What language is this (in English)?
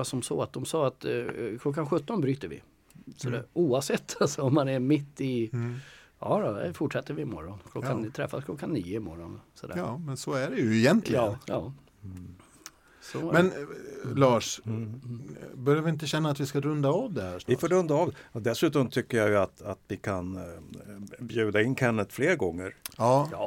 Swedish